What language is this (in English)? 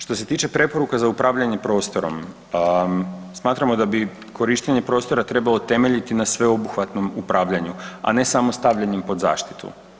Croatian